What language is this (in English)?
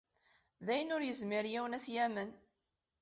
Kabyle